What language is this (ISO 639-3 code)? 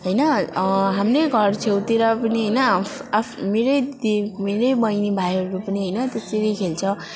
nep